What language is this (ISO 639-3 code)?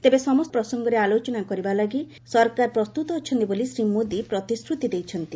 ori